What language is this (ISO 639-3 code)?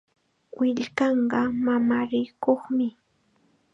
qxa